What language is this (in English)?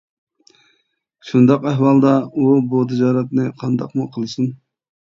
Uyghur